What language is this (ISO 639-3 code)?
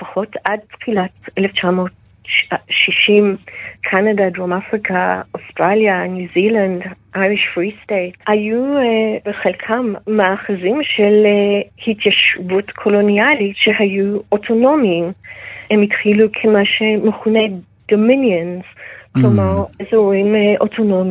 heb